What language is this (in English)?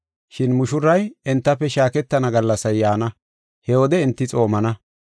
Gofa